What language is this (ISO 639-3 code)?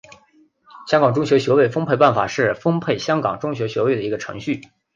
zho